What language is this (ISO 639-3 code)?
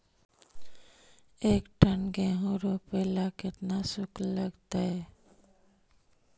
mag